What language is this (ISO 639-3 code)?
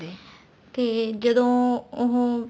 pan